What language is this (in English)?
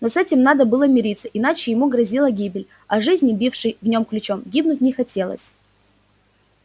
Russian